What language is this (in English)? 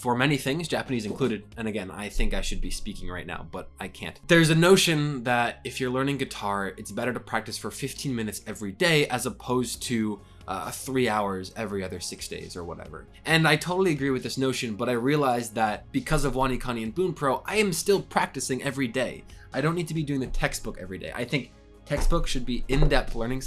English